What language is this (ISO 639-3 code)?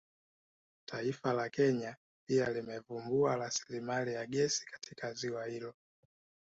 swa